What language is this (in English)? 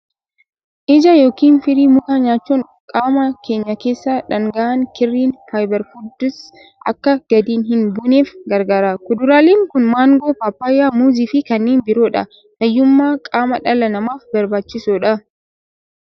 Oromo